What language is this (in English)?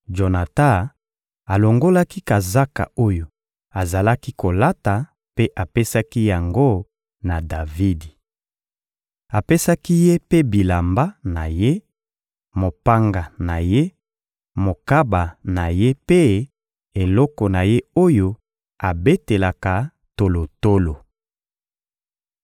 Lingala